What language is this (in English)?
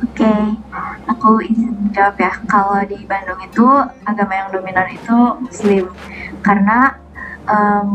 Indonesian